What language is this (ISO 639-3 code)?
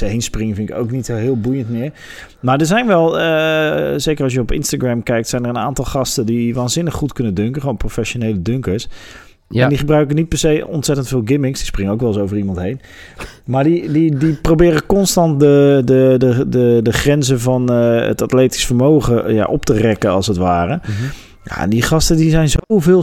nld